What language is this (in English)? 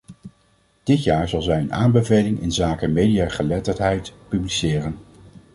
Dutch